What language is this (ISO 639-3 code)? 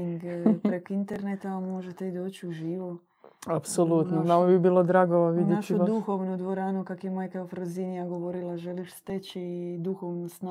hrv